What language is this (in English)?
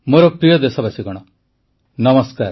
Odia